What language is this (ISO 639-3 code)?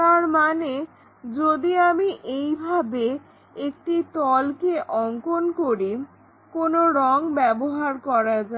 ben